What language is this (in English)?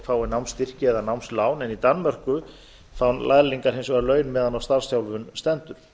Icelandic